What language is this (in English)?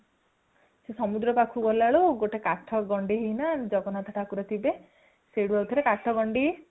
Odia